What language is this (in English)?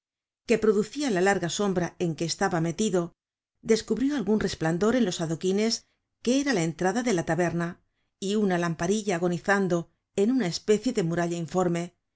Spanish